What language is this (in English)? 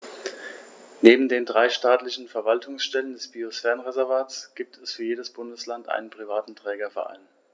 German